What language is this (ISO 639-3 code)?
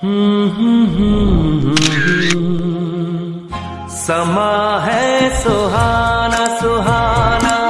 hin